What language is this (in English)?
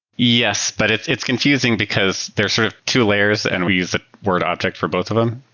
English